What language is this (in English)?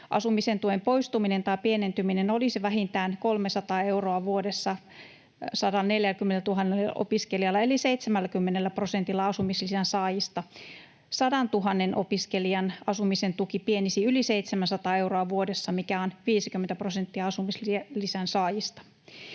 Finnish